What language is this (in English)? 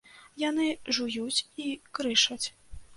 Belarusian